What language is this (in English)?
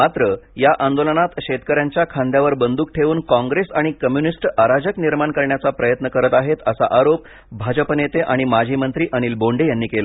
Marathi